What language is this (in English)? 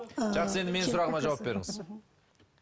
Kazakh